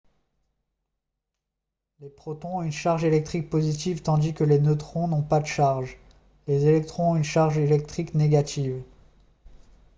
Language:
French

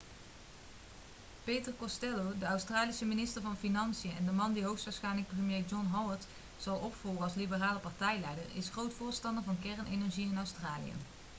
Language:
Dutch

